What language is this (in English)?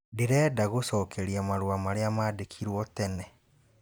Kikuyu